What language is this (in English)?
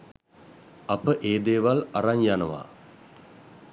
Sinhala